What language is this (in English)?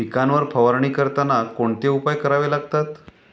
Marathi